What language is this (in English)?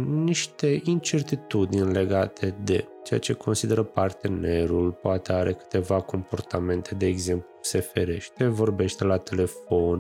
Romanian